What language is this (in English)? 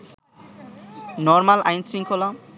Bangla